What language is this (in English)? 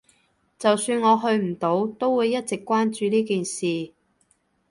Cantonese